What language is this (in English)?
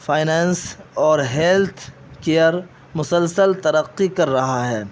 Urdu